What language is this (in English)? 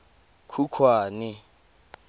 Tswana